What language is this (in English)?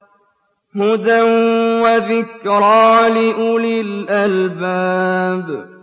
Arabic